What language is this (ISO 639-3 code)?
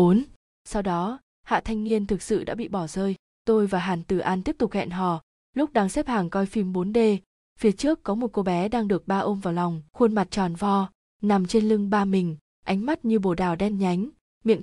vie